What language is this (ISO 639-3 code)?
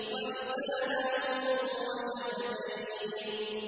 ara